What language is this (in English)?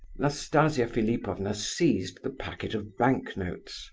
English